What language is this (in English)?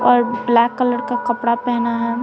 Hindi